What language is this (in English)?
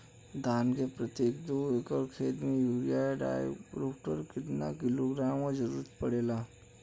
Bhojpuri